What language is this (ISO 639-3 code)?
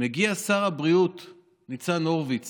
heb